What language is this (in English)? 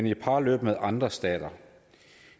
Danish